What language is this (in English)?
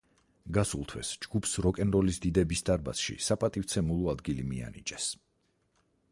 Georgian